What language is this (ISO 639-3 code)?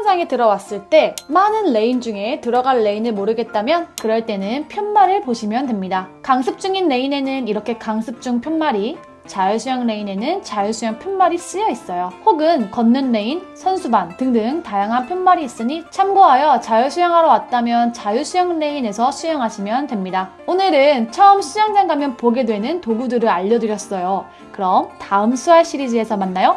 kor